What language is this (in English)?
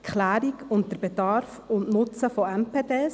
Swiss German